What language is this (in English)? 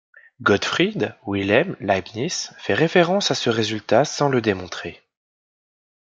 French